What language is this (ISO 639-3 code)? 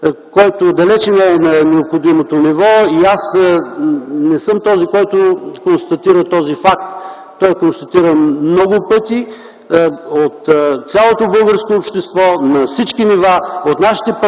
bul